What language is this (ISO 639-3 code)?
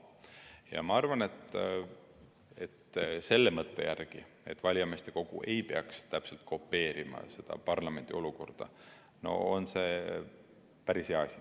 est